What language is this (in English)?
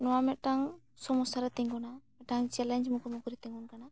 Santali